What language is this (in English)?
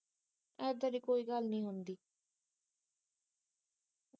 Punjabi